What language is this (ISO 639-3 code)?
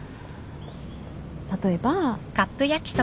jpn